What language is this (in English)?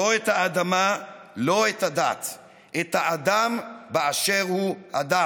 Hebrew